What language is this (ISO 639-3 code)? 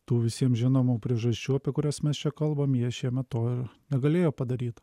lit